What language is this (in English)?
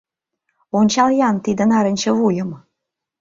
Mari